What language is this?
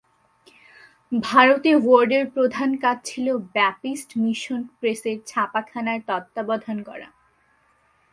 Bangla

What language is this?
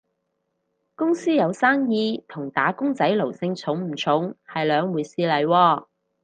Cantonese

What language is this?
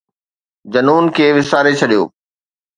Sindhi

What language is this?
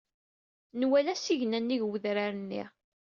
Kabyle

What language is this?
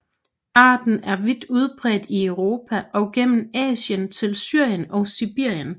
Danish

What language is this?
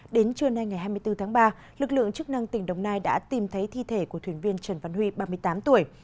Vietnamese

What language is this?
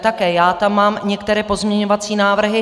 Czech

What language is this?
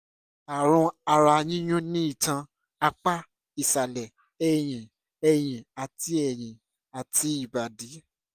Yoruba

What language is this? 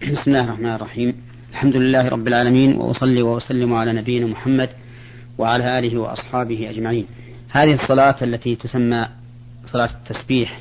Arabic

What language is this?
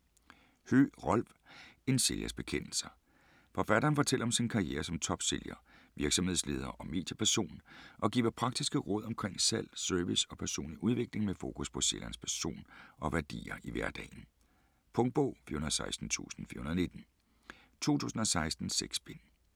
Danish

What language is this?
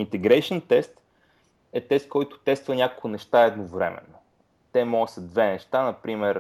Bulgarian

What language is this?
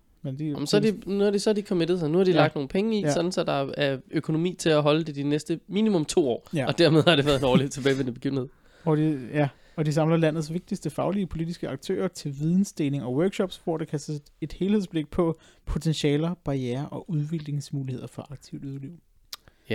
Danish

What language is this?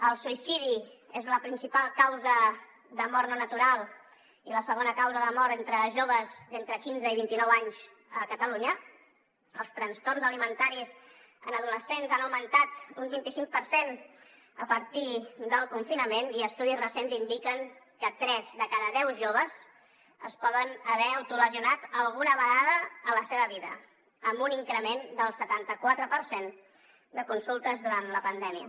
Catalan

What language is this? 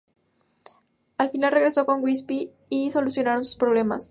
Spanish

